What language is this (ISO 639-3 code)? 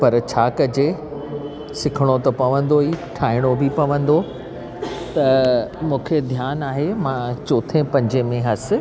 snd